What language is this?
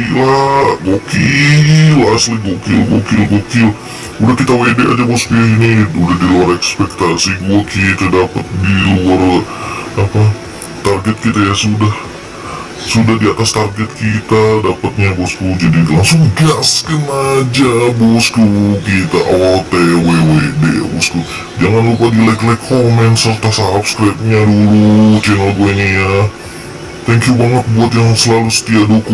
Indonesian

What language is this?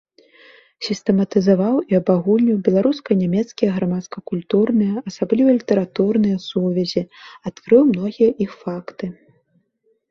Belarusian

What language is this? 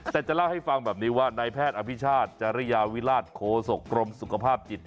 Thai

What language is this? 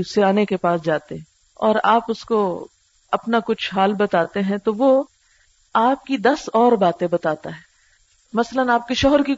Urdu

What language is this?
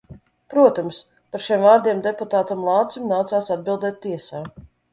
Latvian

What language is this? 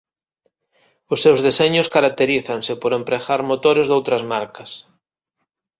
Galician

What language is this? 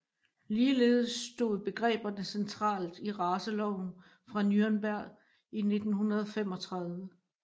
Danish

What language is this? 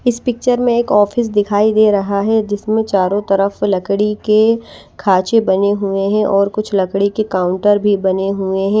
Hindi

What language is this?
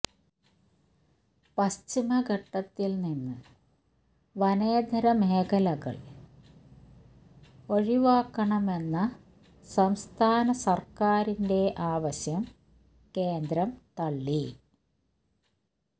Malayalam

